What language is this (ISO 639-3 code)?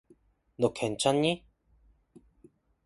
kor